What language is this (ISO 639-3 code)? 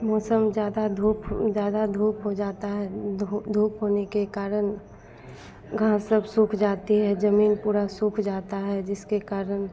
hin